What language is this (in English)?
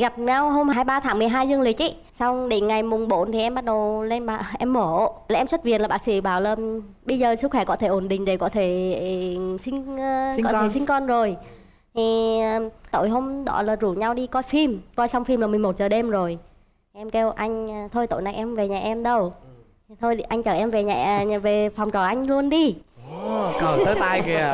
Vietnamese